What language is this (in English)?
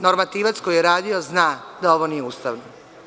Serbian